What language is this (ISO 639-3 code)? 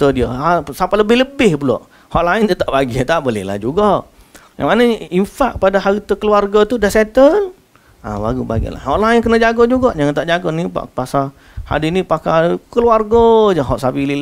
msa